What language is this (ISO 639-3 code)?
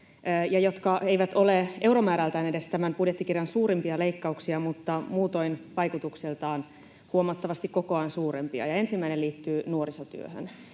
fin